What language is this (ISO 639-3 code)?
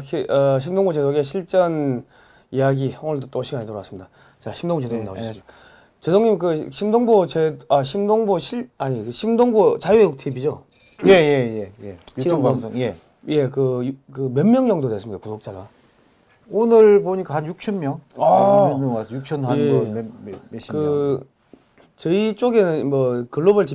kor